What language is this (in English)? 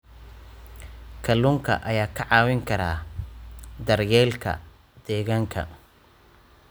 Somali